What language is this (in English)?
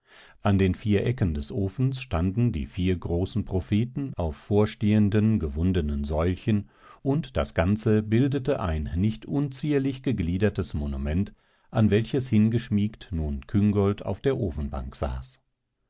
German